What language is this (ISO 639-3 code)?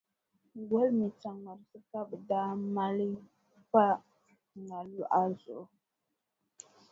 dag